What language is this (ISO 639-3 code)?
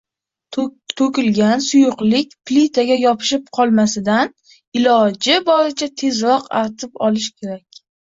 uzb